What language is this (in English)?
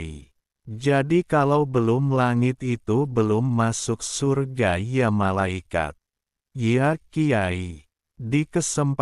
Indonesian